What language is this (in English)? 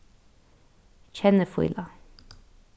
Faroese